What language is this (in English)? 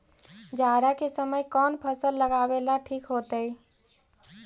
Magahi